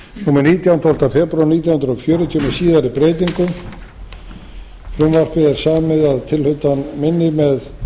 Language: Icelandic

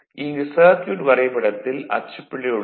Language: Tamil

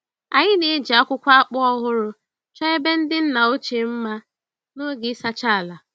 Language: Igbo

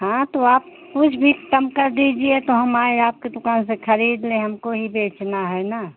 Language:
Hindi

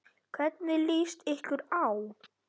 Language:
Icelandic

